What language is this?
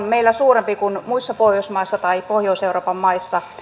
Finnish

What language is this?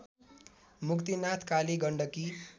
Nepali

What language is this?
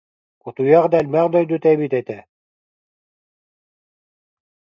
Yakut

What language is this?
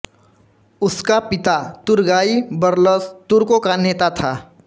Hindi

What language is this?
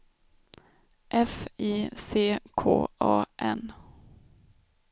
Swedish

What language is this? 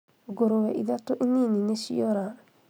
Kikuyu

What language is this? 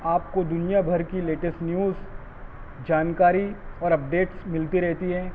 Urdu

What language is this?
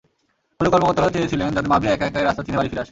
Bangla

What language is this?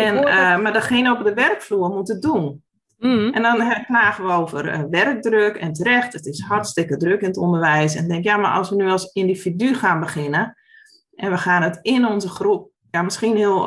Dutch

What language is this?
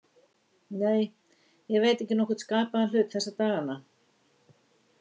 Icelandic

